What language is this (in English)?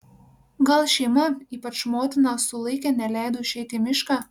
Lithuanian